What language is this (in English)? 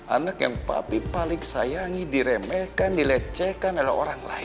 Indonesian